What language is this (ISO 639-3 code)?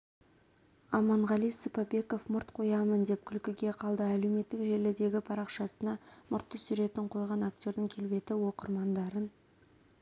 kaz